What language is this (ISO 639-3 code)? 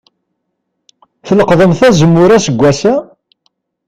kab